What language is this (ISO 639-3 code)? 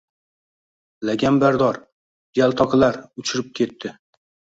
uzb